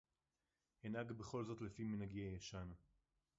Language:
Hebrew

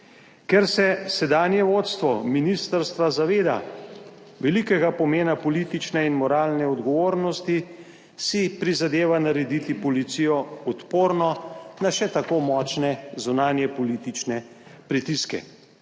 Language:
Slovenian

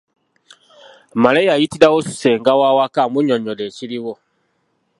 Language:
Ganda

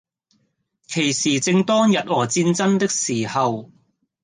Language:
Cantonese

